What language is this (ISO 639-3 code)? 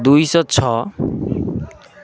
ori